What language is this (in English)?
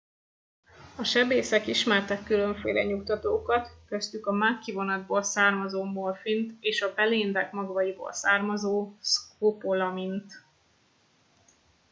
Hungarian